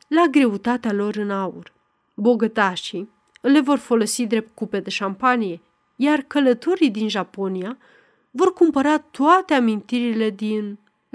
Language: Romanian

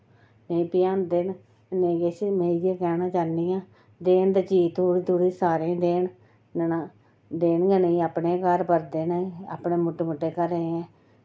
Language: Dogri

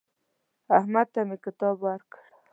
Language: Pashto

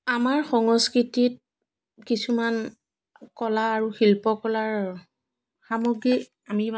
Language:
Assamese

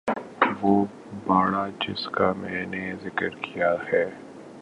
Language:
Urdu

